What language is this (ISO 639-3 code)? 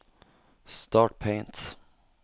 nor